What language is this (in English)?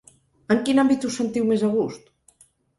Catalan